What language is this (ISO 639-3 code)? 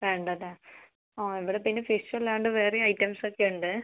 mal